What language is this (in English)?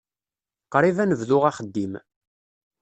Kabyle